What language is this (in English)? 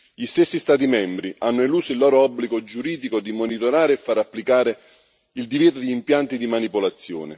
Italian